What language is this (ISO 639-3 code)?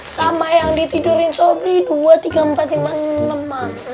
ind